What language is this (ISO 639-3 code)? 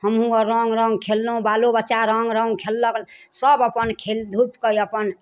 mai